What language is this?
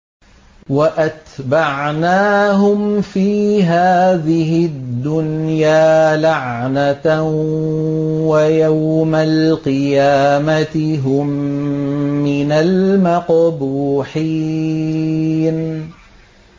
Arabic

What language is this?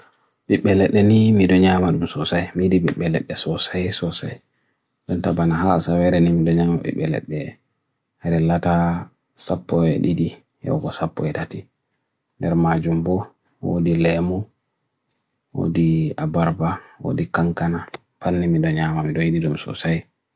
Bagirmi Fulfulde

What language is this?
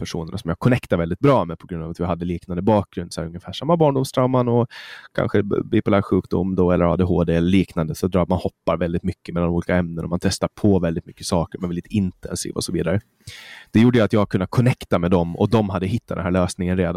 Swedish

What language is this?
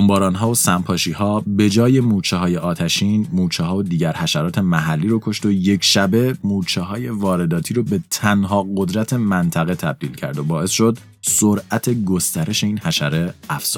Persian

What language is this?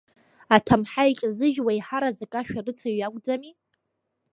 Abkhazian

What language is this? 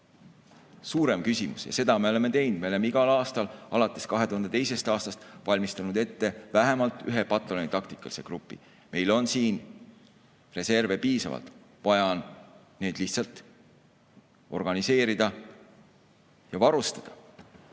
Estonian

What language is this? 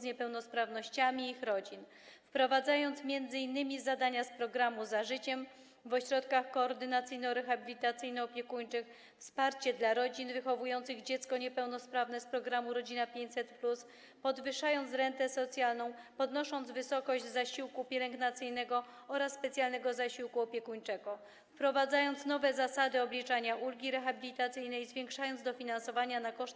Polish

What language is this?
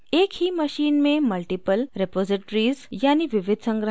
Hindi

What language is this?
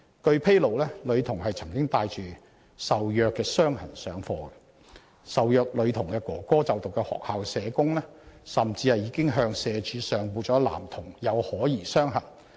Cantonese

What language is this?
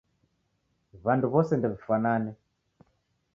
Taita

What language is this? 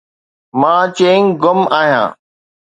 Sindhi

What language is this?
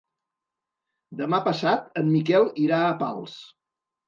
Catalan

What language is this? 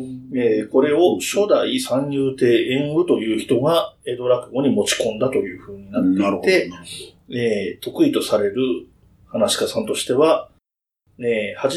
Japanese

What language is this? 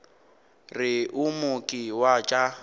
Northern Sotho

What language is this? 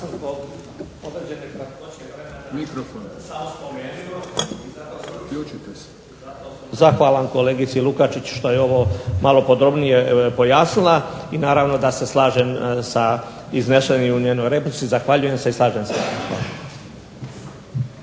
Croatian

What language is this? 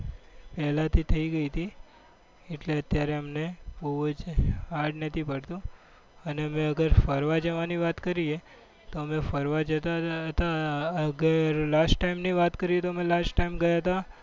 Gujarati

